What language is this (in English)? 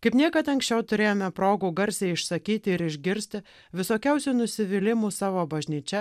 Lithuanian